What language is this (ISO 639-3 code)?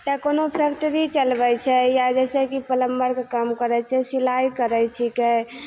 mai